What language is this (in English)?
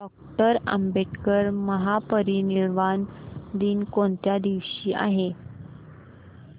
Marathi